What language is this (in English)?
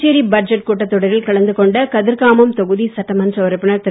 Tamil